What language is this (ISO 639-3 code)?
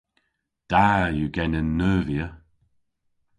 cor